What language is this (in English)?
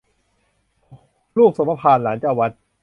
Thai